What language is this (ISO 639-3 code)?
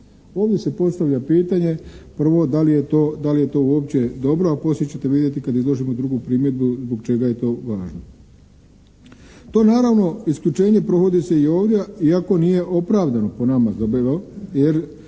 hrv